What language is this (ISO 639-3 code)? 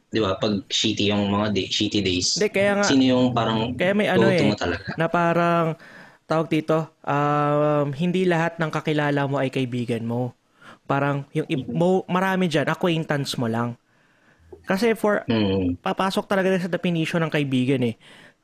fil